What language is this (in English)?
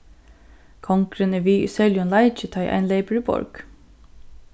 Faroese